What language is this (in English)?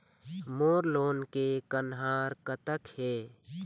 Chhattisgarhi